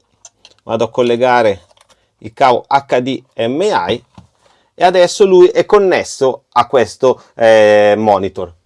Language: Italian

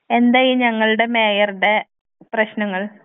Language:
Malayalam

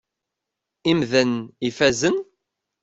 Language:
Kabyle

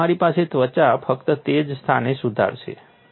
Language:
Gujarati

